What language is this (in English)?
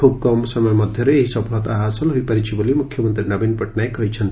Odia